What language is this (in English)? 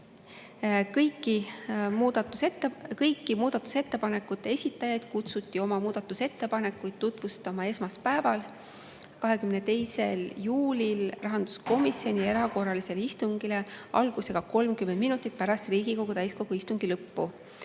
Estonian